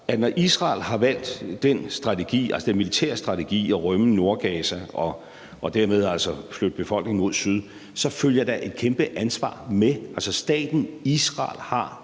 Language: Danish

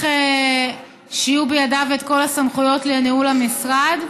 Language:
Hebrew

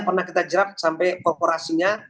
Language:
Indonesian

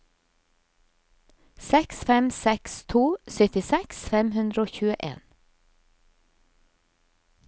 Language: Norwegian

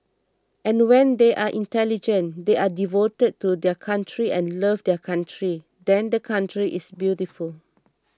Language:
English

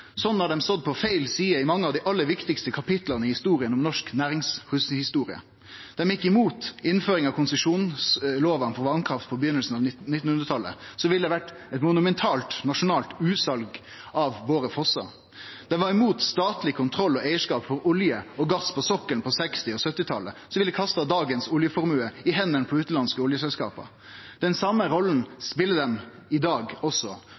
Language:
Norwegian Nynorsk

